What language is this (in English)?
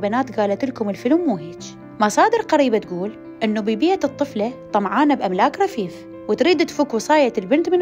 Arabic